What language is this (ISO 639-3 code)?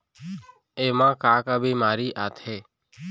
hne